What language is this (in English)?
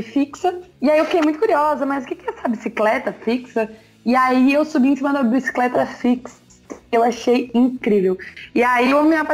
Portuguese